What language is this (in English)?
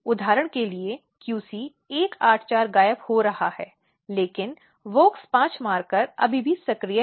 Hindi